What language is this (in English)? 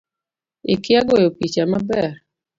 Luo (Kenya and Tanzania)